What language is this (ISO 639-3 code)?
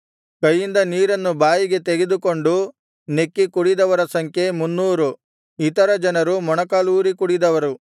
kan